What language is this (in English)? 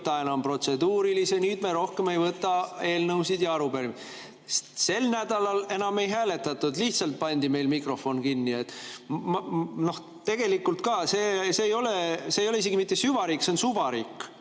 Estonian